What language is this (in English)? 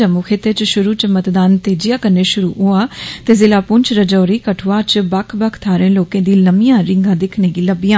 Dogri